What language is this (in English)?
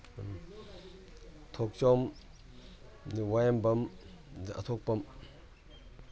Manipuri